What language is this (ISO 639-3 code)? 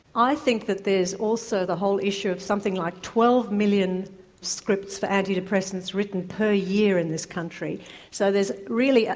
eng